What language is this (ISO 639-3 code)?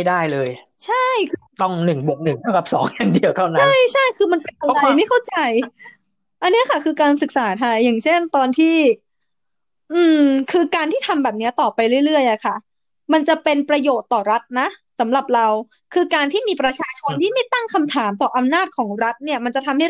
tha